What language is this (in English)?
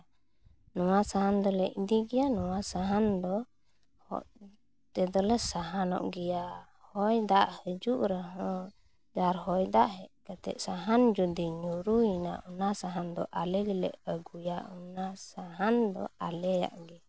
Santali